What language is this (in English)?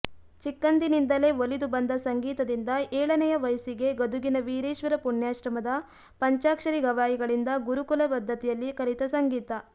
Kannada